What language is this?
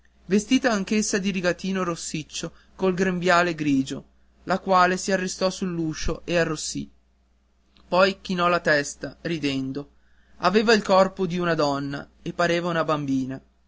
Italian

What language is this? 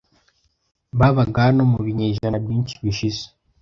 Kinyarwanda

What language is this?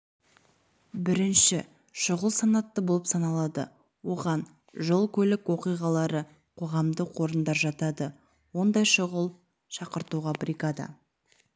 Kazakh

